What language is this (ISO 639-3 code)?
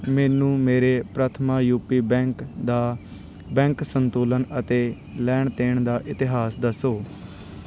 pan